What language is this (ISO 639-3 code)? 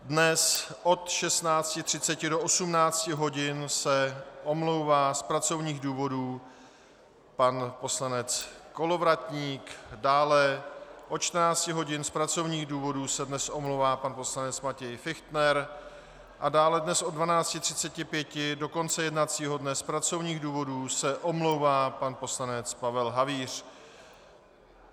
ces